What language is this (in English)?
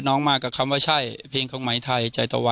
Thai